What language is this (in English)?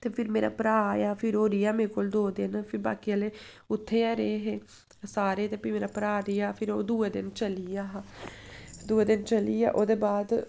Dogri